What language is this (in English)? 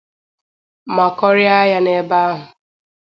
Igbo